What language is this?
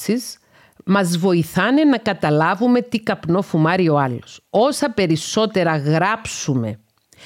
Greek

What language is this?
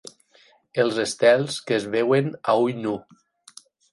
Catalan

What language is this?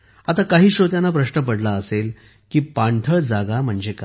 Marathi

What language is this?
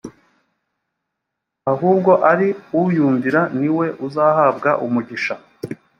Kinyarwanda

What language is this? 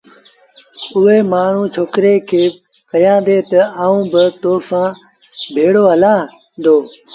Sindhi Bhil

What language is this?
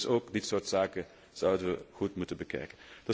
Dutch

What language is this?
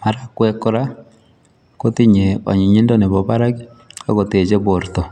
Kalenjin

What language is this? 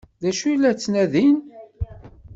Kabyle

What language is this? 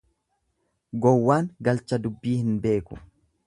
Oromo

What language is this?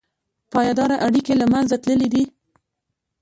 Pashto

